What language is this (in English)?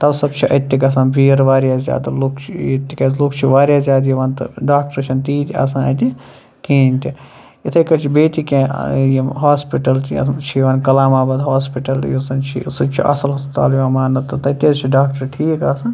Kashmiri